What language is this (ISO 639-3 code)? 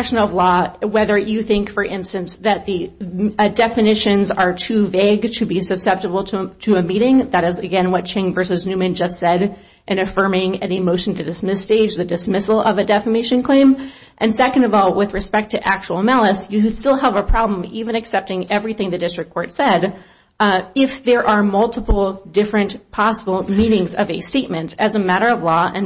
eng